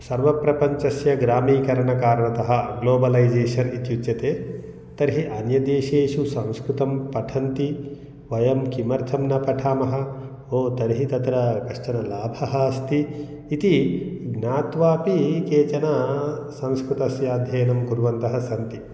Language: Sanskrit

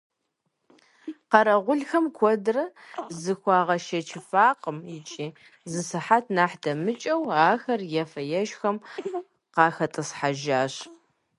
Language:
Kabardian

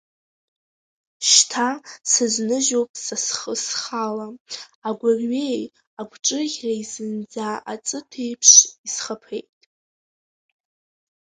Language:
Abkhazian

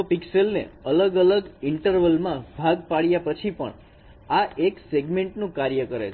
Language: Gujarati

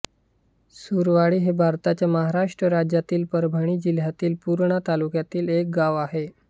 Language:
Marathi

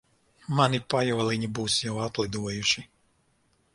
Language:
Latvian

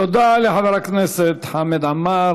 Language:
Hebrew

